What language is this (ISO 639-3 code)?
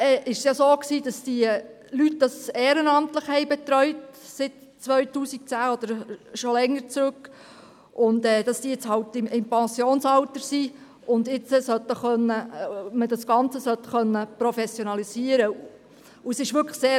gsw